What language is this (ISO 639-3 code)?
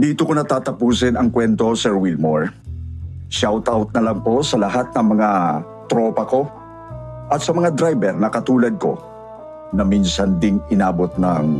fil